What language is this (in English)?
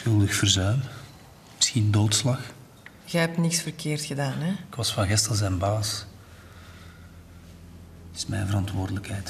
Dutch